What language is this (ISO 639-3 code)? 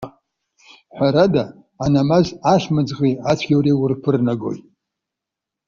abk